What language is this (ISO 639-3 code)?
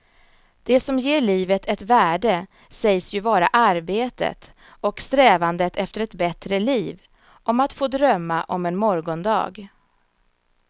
swe